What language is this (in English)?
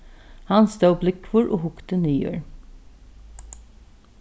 Faroese